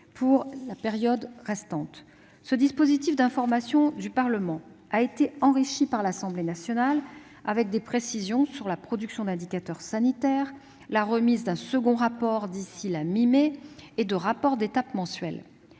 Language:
French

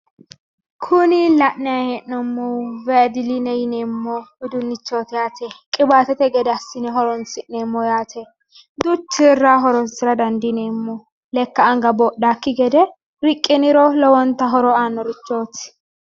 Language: Sidamo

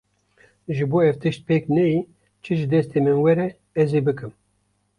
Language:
Kurdish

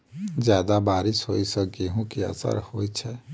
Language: Maithili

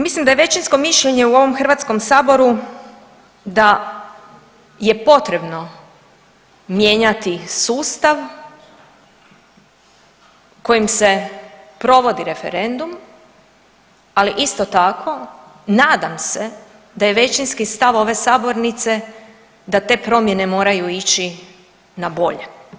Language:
Croatian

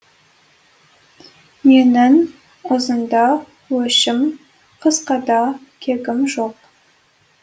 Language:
Kazakh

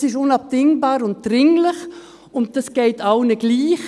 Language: Swiss German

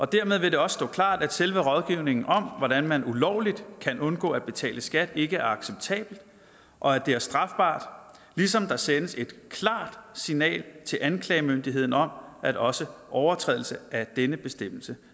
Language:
Danish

